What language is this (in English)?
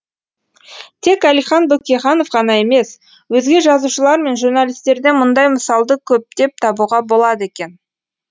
Kazakh